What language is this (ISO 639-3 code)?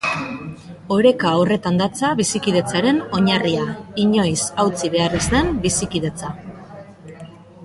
eus